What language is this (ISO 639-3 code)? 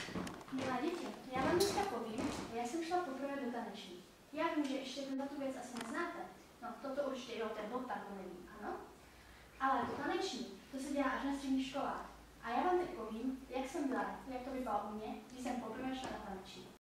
ces